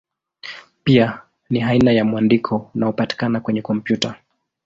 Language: Swahili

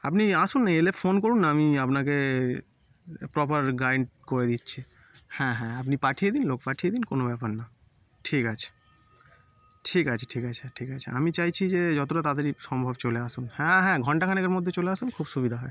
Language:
Bangla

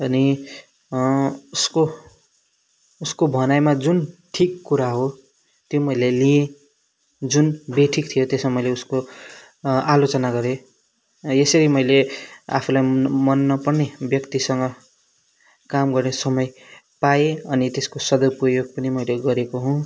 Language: Nepali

